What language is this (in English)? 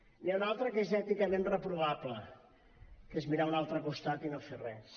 Catalan